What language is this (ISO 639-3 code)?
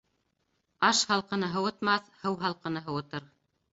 bak